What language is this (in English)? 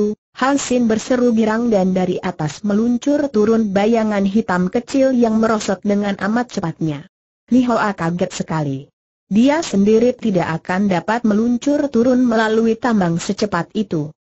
Indonesian